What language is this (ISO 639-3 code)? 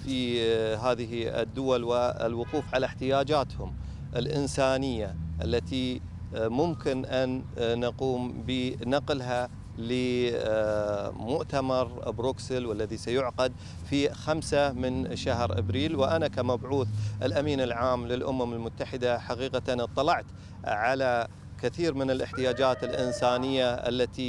ara